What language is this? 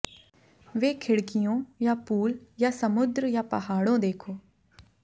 Hindi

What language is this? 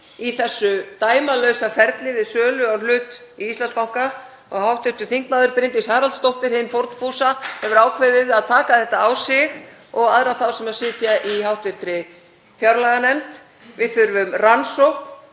Icelandic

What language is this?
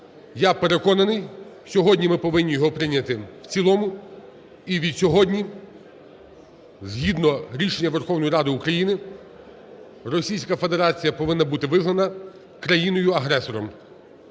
Ukrainian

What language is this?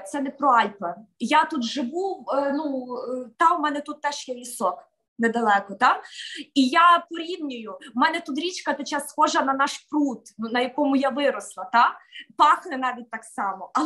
Ukrainian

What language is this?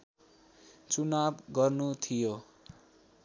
Nepali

